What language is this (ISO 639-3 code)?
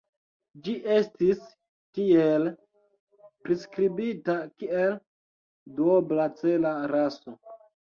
epo